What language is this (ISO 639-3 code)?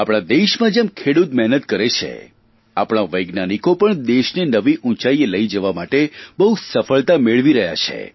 guj